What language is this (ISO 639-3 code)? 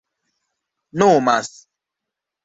epo